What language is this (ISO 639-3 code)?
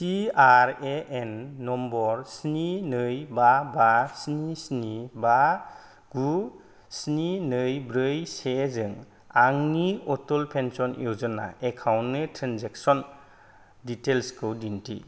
brx